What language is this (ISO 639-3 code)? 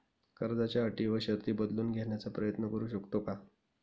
mar